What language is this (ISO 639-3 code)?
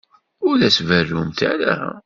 kab